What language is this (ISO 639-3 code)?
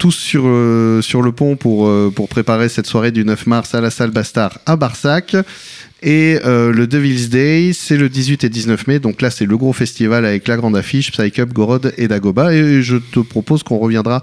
fra